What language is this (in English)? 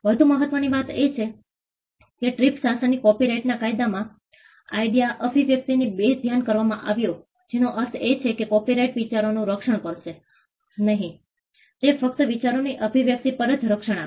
Gujarati